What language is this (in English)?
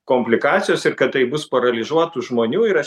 Lithuanian